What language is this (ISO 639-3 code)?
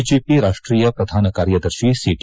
kan